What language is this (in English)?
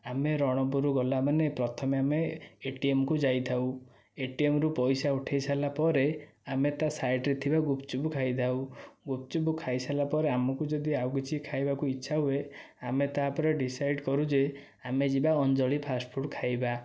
Odia